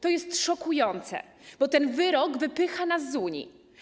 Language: Polish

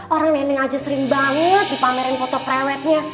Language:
Indonesian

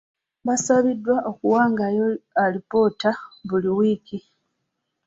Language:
Ganda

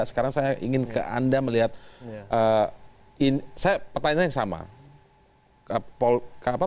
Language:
Indonesian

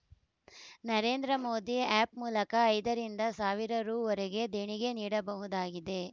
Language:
Kannada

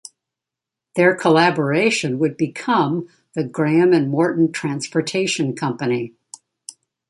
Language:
English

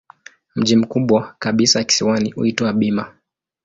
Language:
Swahili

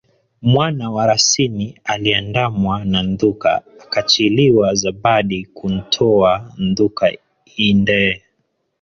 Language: Swahili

